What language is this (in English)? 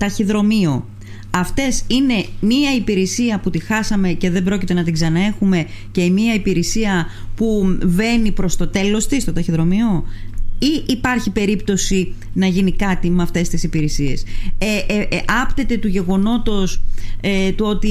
Greek